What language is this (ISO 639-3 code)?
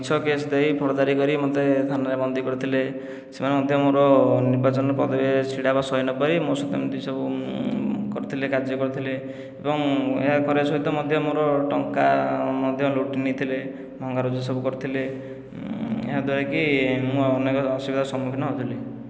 ori